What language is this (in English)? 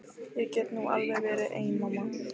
Icelandic